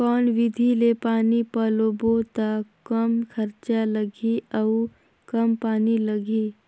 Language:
Chhattisgarhi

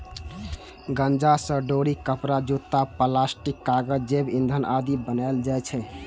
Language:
Maithili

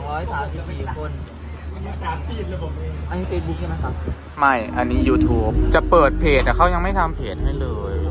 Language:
Thai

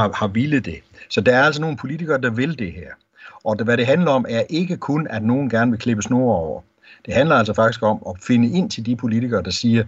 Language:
Danish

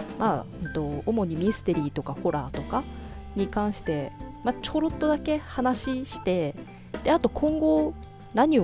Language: Japanese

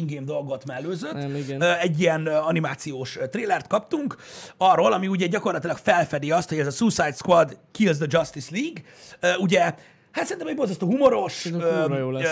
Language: Hungarian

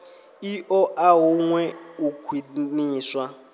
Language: Venda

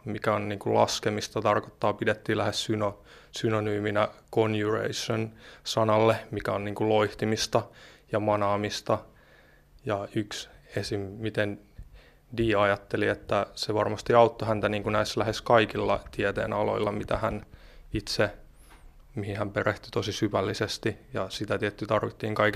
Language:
Finnish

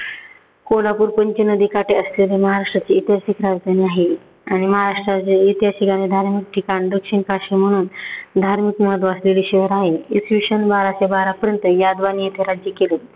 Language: Marathi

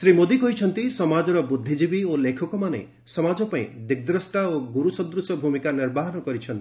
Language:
Odia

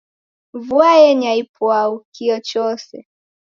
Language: Taita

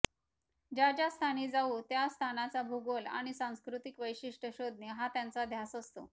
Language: Marathi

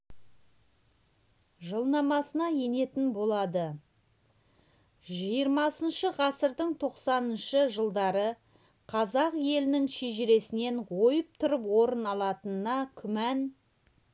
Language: Kazakh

